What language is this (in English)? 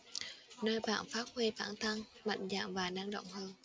Vietnamese